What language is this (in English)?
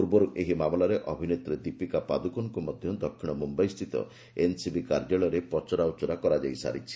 Odia